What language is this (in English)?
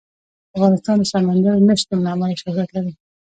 Pashto